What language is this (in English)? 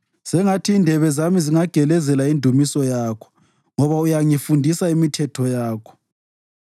North Ndebele